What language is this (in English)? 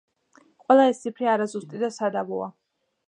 Georgian